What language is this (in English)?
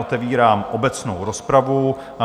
Czech